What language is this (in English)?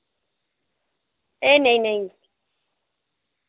Dogri